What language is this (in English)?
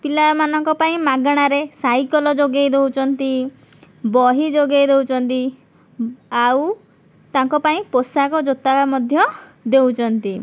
Odia